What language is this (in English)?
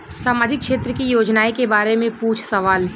Bhojpuri